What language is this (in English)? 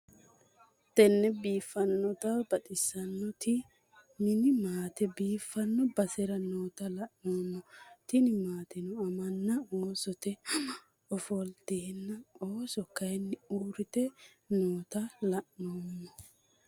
Sidamo